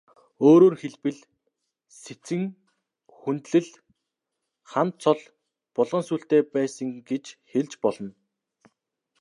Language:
Mongolian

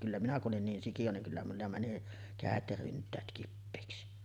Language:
Finnish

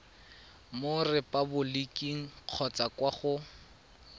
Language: Tswana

